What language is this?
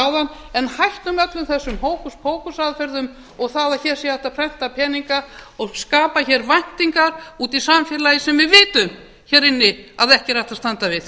Icelandic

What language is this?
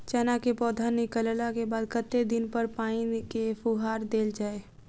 Maithili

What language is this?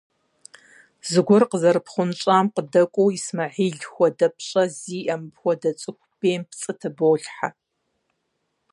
Kabardian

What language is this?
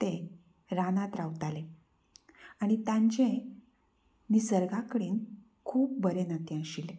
Konkani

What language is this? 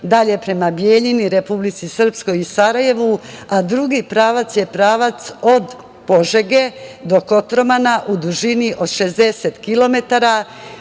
Serbian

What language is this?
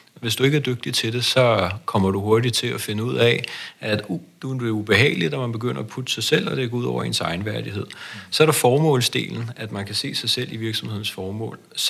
Danish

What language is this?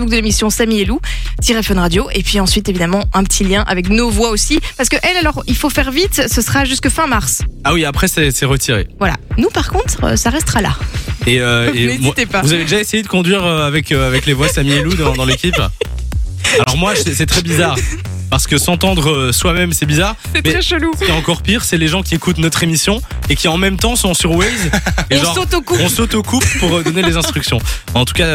French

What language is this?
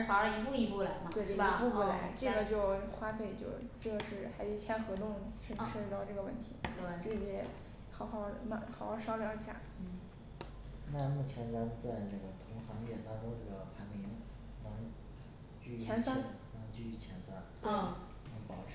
Chinese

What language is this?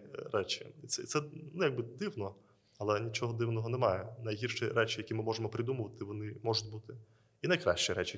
Ukrainian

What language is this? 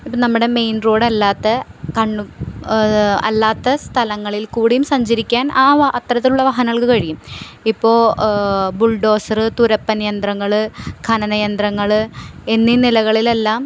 Malayalam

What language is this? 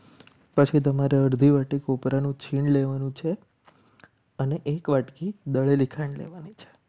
Gujarati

